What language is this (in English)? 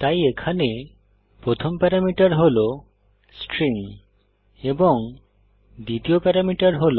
Bangla